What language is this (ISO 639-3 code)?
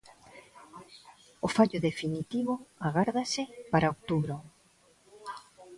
glg